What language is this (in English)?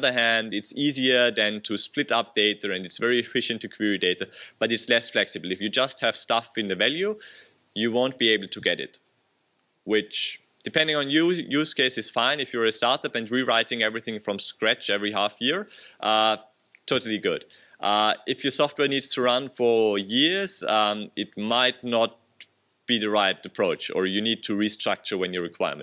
English